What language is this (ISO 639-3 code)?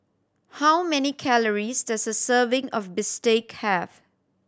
eng